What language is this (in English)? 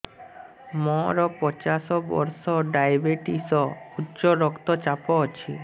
Odia